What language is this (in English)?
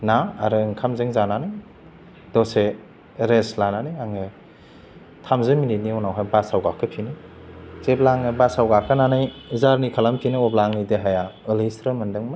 Bodo